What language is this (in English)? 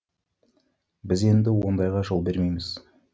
Kazakh